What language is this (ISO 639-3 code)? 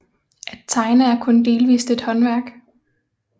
dan